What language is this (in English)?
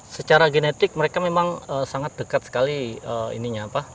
Indonesian